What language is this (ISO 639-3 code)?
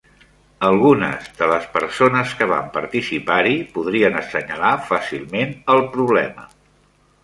cat